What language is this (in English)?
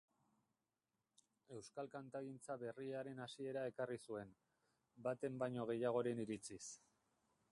Basque